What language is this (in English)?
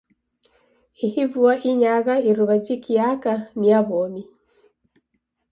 Taita